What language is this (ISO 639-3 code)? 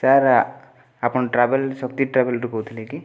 ori